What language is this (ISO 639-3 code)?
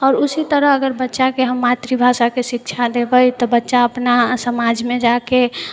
mai